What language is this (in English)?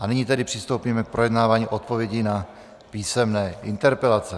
Czech